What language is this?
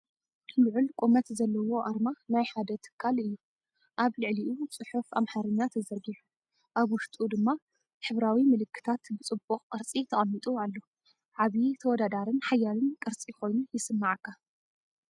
Tigrinya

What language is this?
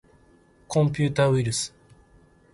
Japanese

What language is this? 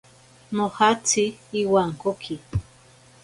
Ashéninka Perené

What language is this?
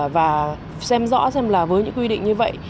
Vietnamese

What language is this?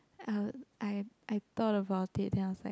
English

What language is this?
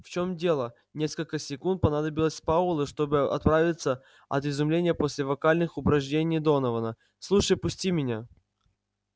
Russian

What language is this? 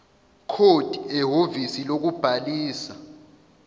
Zulu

